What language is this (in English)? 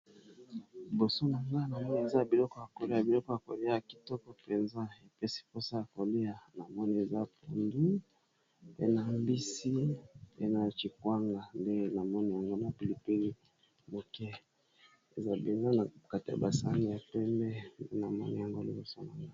Lingala